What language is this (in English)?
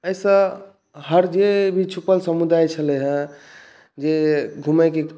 Maithili